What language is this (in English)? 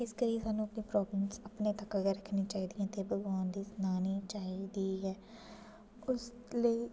Dogri